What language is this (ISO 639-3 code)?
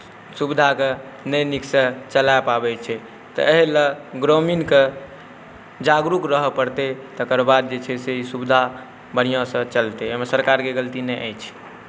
mai